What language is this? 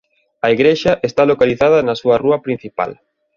Galician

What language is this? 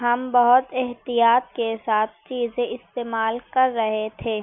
Urdu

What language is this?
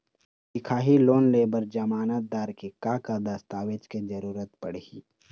Chhattisgarhi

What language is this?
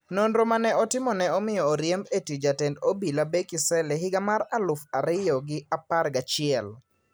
Luo (Kenya and Tanzania)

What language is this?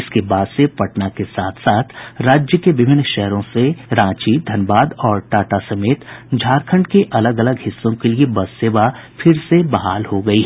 Hindi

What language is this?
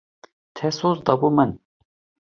Kurdish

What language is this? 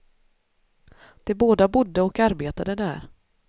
Swedish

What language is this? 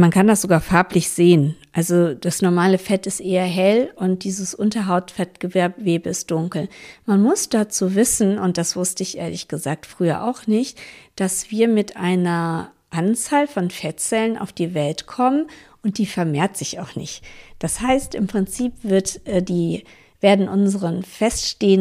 German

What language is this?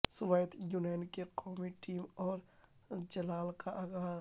Urdu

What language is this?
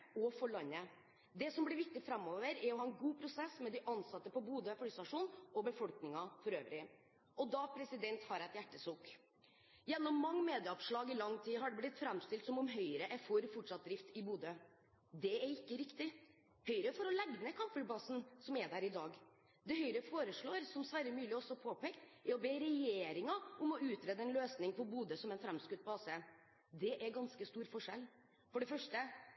Norwegian Bokmål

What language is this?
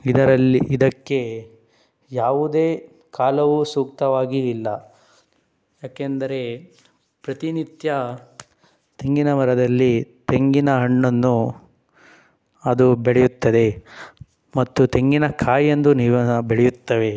Kannada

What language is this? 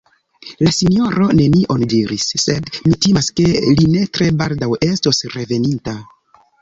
Esperanto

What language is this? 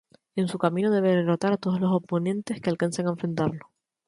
Spanish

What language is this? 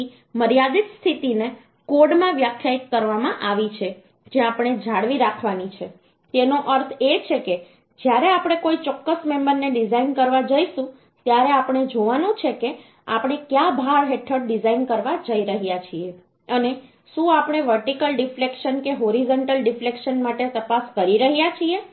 Gujarati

